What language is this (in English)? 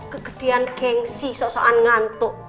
Indonesian